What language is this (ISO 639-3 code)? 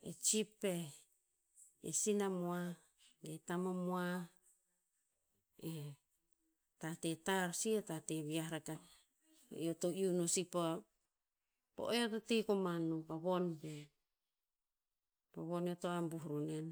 tpz